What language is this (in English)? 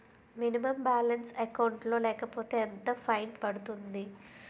Telugu